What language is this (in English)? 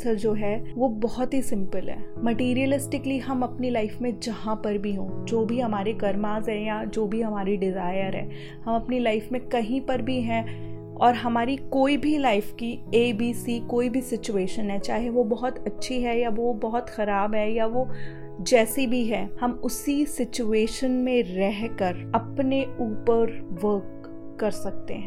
Hindi